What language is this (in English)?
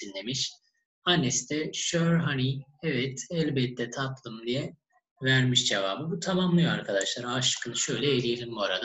Turkish